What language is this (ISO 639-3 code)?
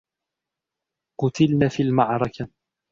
ara